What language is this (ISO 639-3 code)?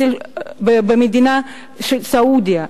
heb